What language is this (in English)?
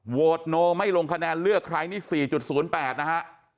Thai